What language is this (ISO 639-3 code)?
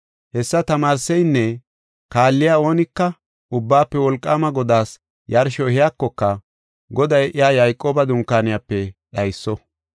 gof